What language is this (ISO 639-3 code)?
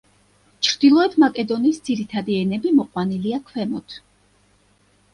kat